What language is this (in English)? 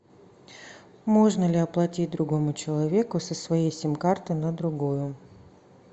Russian